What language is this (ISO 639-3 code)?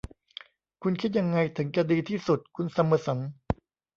tha